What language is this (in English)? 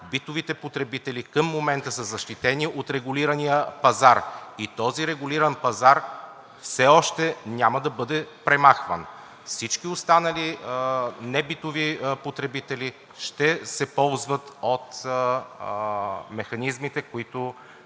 Bulgarian